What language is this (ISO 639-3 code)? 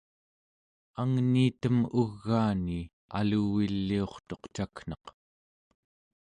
esu